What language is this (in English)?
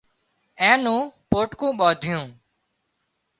Wadiyara Koli